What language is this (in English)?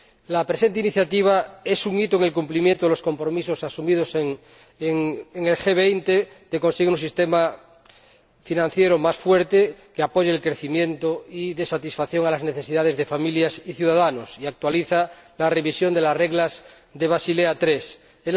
Spanish